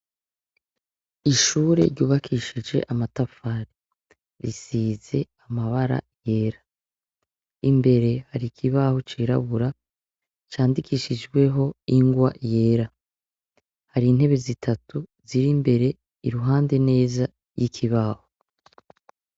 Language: Rundi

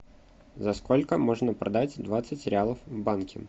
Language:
Russian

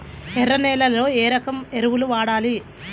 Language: Telugu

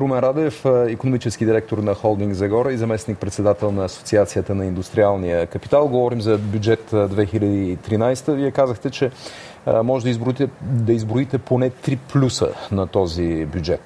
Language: Bulgarian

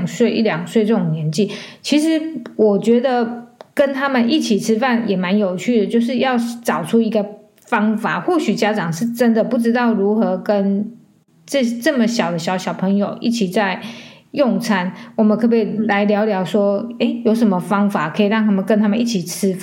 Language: Chinese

